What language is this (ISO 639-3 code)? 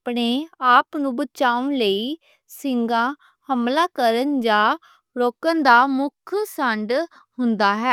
lah